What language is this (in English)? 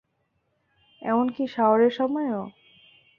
Bangla